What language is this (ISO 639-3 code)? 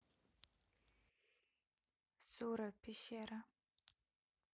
rus